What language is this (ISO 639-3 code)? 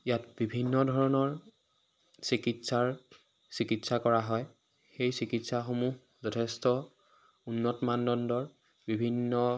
asm